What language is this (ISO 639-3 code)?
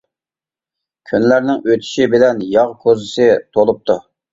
uig